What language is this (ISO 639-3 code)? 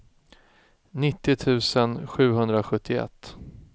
swe